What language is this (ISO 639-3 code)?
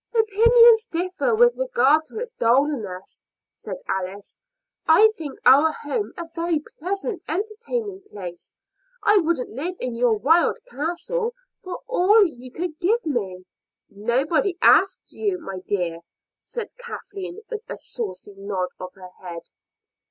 eng